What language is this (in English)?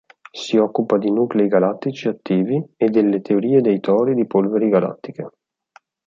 Italian